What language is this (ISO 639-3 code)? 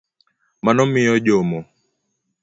luo